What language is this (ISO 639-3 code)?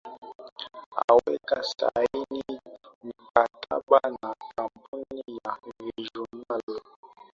swa